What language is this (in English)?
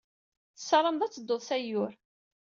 Kabyle